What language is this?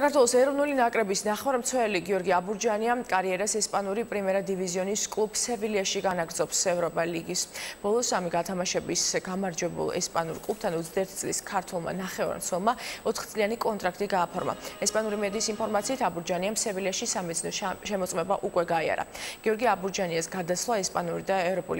Romanian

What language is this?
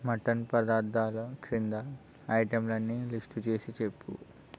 Telugu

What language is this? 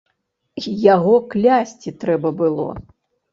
Belarusian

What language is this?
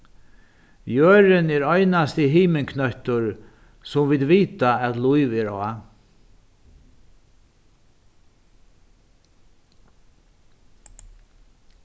Faroese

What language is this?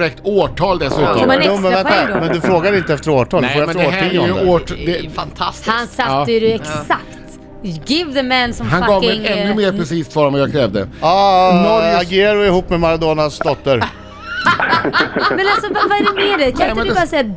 Swedish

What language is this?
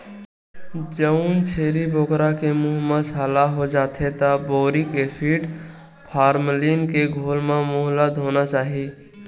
Chhattisgarhi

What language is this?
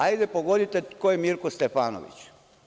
Serbian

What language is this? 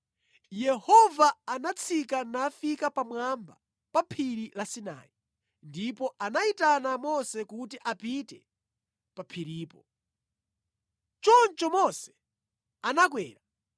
Nyanja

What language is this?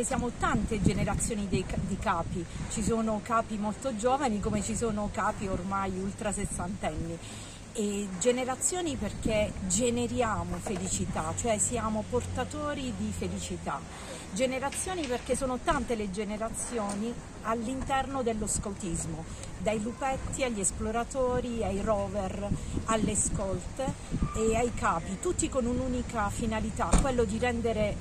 Italian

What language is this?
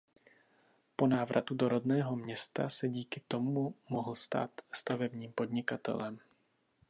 Czech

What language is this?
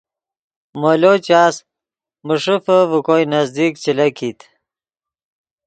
Yidgha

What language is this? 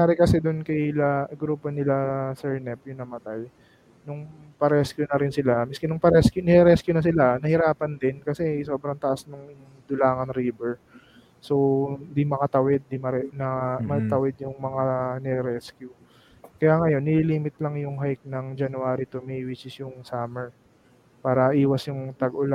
Filipino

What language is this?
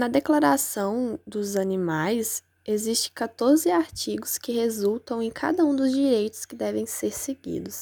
Portuguese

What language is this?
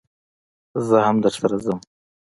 Pashto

